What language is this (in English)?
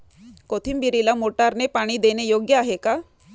Marathi